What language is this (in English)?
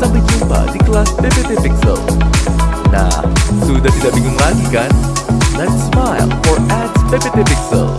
Indonesian